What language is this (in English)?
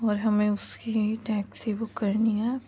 Urdu